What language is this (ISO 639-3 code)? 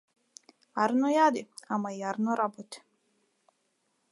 mkd